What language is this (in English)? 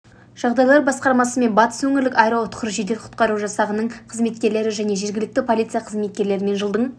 Kazakh